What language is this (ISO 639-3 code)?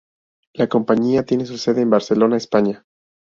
spa